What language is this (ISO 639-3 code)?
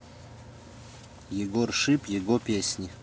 rus